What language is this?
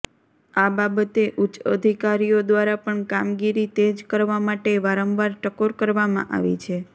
Gujarati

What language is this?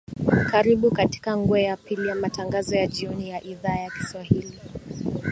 Swahili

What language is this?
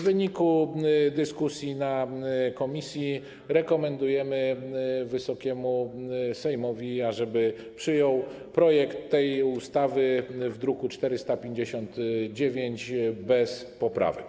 Polish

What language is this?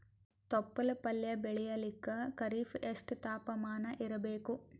Kannada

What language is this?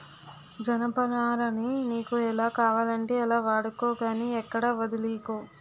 Telugu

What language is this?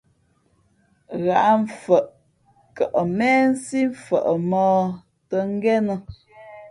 Fe'fe'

